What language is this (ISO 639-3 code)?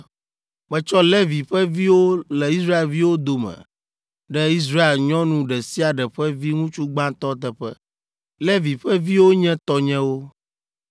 ewe